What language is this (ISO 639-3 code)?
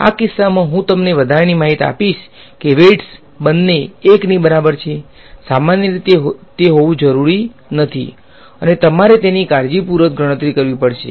guj